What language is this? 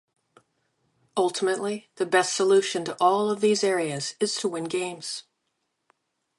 English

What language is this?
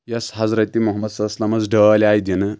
Kashmiri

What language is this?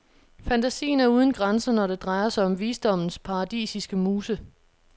Danish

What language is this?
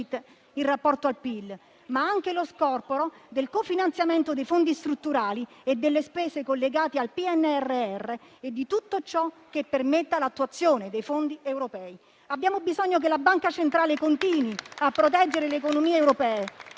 Italian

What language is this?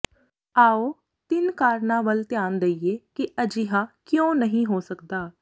Punjabi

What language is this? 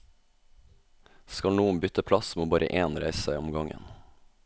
Norwegian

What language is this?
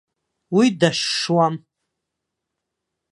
Abkhazian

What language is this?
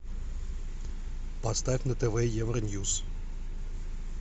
Russian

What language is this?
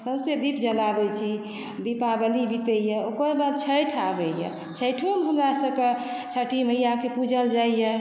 Maithili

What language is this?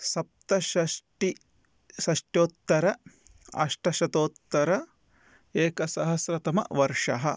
Sanskrit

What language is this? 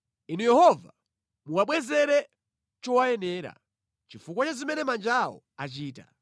Nyanja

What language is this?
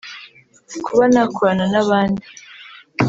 Kinyarwanda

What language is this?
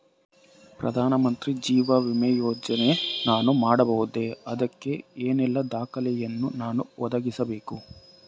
Kannada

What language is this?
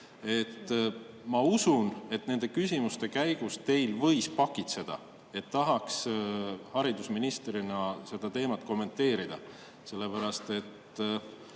Estonian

